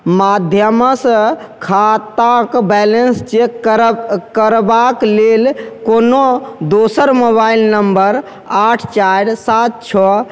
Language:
Maithili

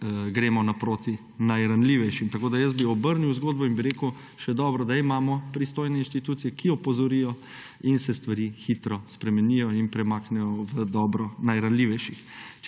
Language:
Slovenian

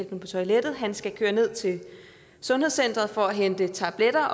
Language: Danish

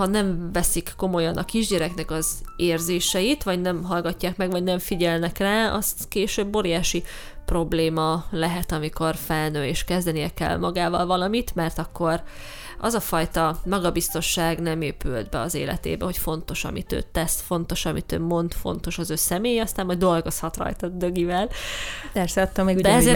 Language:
Hungarian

